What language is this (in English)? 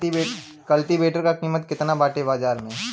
Bhojpuri